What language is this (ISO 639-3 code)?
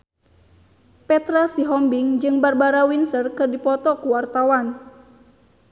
sun